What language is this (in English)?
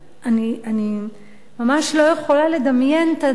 Hebrew